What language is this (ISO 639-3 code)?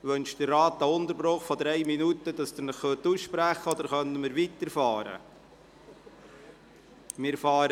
gsw